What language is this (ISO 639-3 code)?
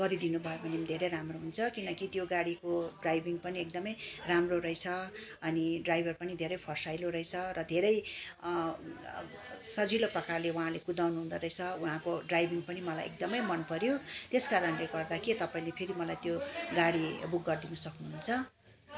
nep